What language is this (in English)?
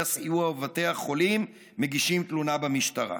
Hebrew